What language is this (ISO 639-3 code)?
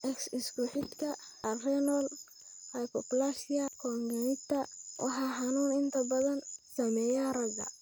som